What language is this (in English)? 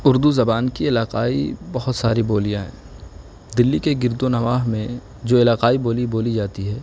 Urdu